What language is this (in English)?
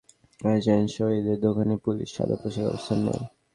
Bangla